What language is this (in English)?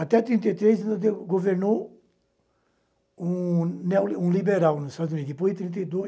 Portuguese